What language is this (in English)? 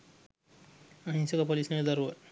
Sinhala